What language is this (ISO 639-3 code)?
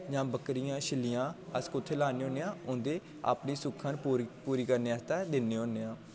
doi